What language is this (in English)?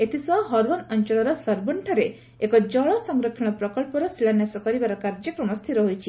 Odia